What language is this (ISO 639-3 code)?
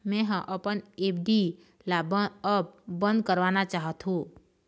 hne